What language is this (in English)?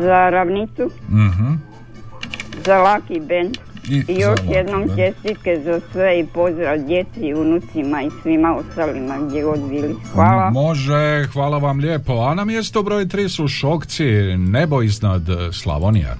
Croatian